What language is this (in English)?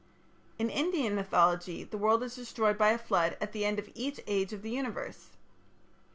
English